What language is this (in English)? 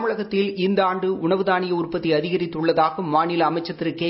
Tamil